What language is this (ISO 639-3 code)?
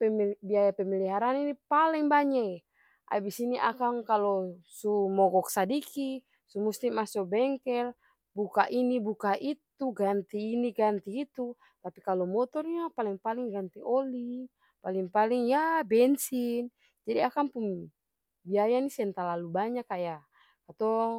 abs